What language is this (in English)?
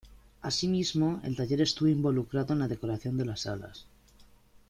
Spanish